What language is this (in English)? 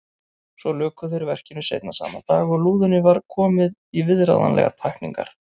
Icelandic